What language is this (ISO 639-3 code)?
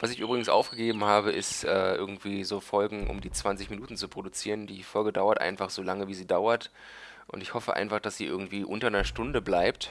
deu